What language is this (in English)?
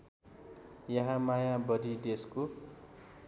Nepali